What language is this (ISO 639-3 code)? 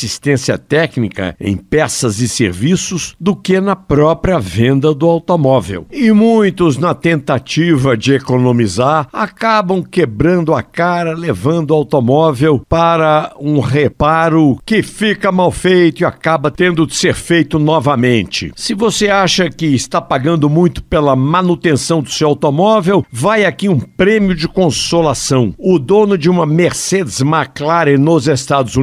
por